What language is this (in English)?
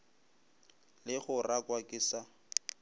Northern Sotho